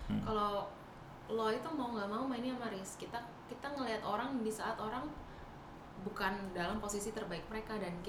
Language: Indonesian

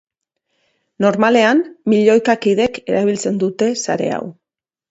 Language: Basque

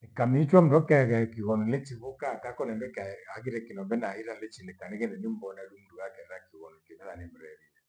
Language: Gweno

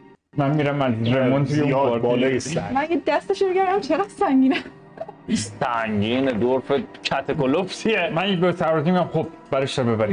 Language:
Persian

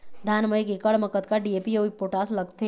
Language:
Chhattisgarhi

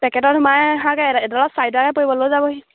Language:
Assamese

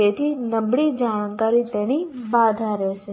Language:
Gujarati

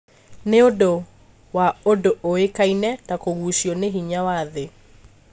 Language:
Kikuyu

